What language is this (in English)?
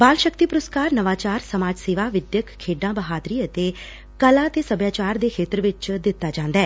Punjabi